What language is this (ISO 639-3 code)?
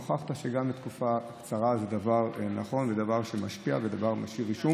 heb